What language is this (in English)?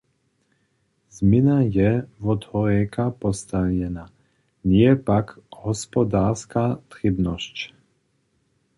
Upper Sorbian